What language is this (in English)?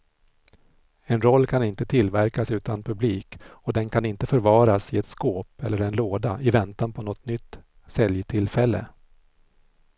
Swedish